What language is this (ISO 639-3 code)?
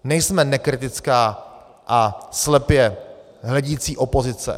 ces